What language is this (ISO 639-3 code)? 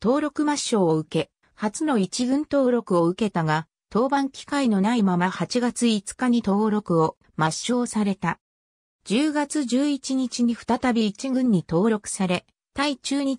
jpn